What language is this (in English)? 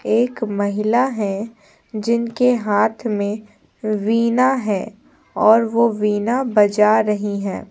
Hindi